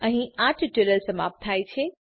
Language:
Gujarati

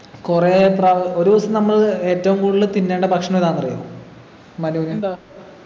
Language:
Malayalam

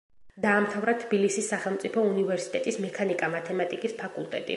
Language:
Georgian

